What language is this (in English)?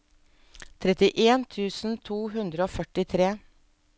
Norwegian